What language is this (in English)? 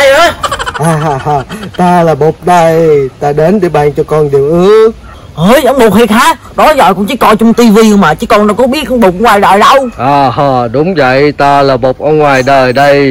Vietnamese